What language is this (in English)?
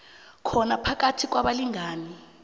South Ndebele